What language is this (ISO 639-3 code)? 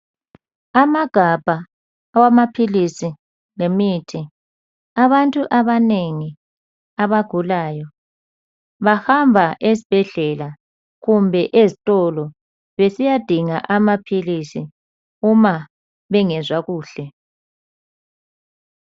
nde